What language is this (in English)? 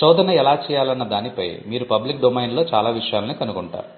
Telugu